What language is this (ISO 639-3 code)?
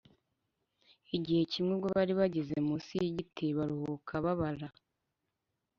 kin